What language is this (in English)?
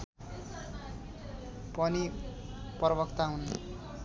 Nepali